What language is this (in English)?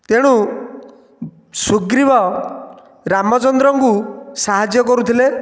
Odia